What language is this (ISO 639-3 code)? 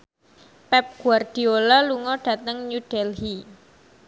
jav